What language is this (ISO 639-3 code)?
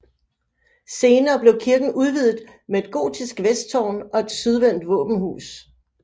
dan